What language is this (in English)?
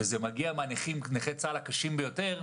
Hebrew